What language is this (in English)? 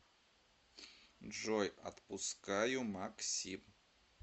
Russian